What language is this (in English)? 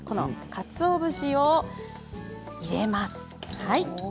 Japanese